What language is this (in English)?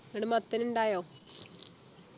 Malayalam